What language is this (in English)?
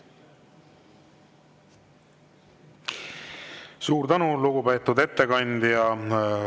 Estonian